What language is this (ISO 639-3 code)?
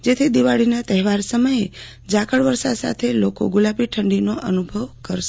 guj